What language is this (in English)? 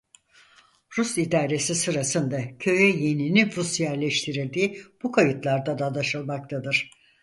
Turkish